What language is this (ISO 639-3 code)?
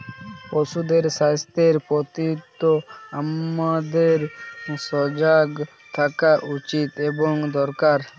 ben